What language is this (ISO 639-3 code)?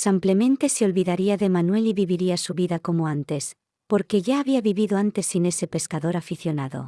spa